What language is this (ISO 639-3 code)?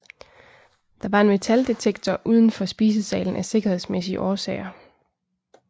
dan